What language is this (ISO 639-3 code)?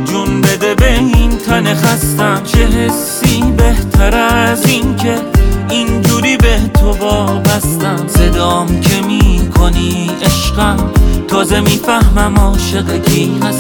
fas